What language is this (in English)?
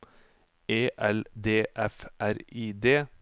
Norwegian